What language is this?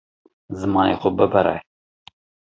Kurdish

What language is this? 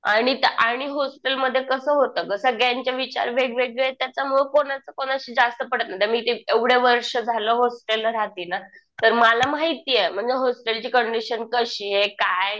Marathi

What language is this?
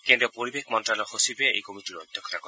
Assamese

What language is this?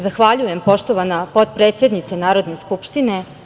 Serbian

